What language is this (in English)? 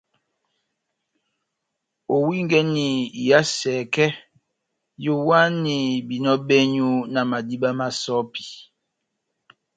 Batanga